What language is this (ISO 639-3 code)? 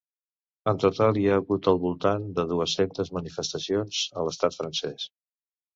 cat